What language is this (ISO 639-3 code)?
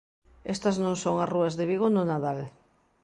glg